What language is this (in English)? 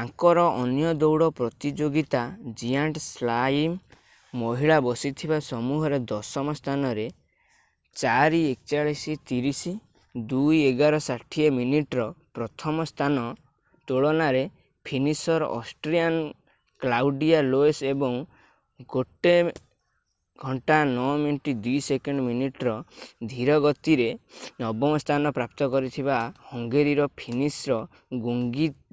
Odia